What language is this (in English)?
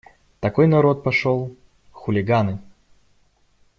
Russian